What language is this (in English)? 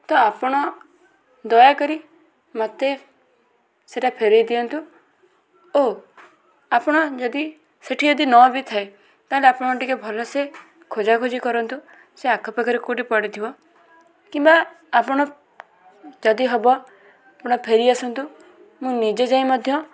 Odia